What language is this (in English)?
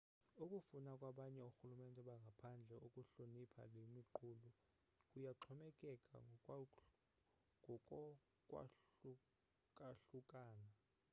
Xhosa